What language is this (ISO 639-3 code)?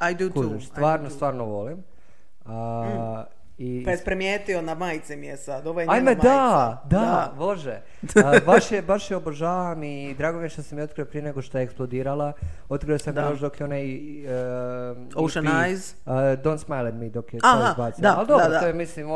hrv